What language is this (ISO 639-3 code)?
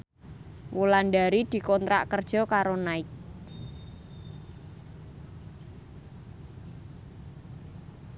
jav